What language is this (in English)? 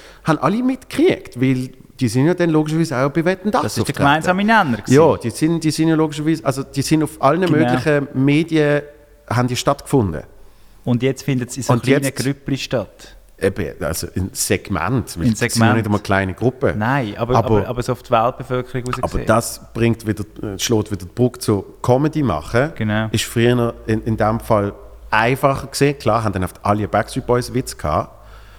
German